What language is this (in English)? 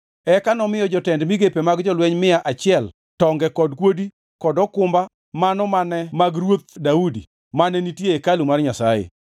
Luo (Kenya and Tanzania)